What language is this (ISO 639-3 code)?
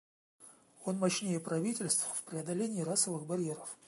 rus